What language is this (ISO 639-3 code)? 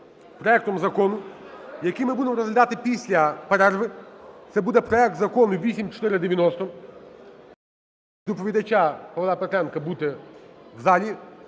ukr